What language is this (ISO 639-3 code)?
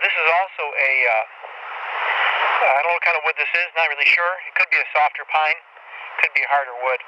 eng